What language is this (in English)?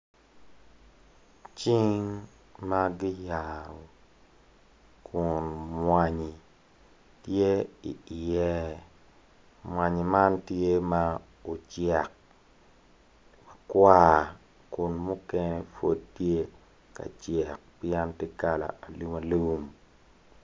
Acoli